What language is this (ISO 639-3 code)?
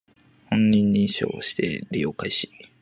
jpn